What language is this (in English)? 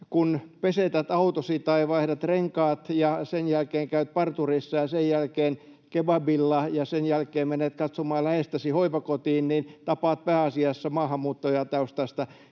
Finnish